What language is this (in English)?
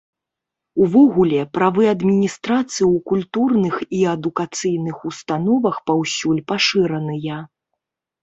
Belarusian